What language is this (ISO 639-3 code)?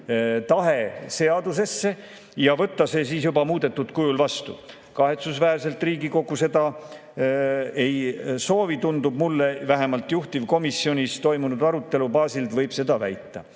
est